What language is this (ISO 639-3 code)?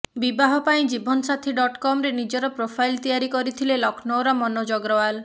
ori